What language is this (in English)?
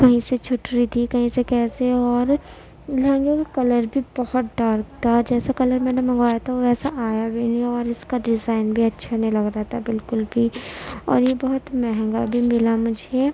Urdu